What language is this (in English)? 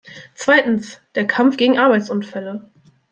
German